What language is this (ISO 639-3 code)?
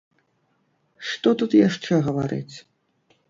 bel